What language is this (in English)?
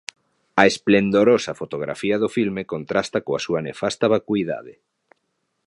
Galician